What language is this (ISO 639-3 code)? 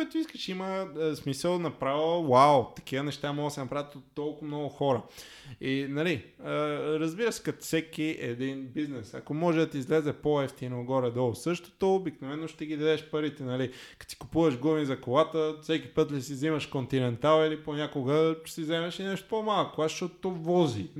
bul